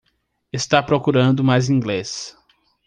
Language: Portuguese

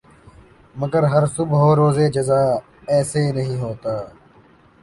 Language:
Urdu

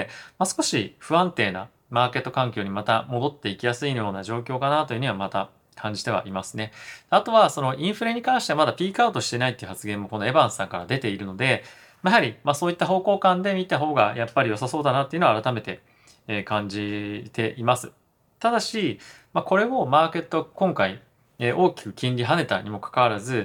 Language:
Japanese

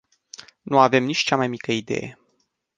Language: Romanian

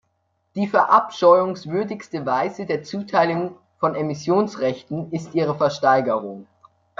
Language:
German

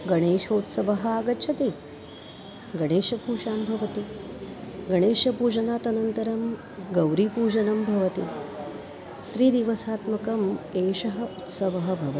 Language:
Sanskrit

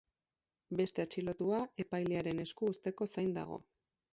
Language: Basque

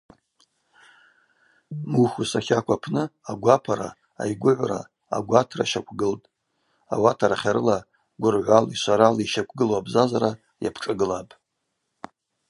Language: Abaza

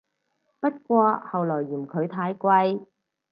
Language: Cantonese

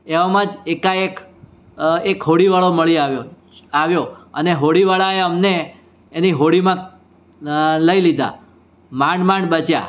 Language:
Gujarati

